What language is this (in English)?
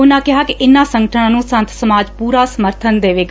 Punjabi